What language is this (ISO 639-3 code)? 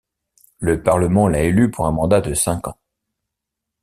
fra